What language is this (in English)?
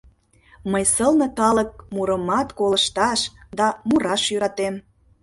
Mari